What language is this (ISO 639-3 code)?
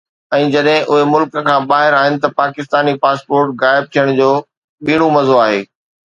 snd